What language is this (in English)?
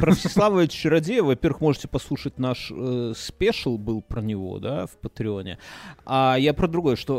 Russian